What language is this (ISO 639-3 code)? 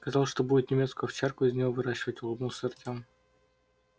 rus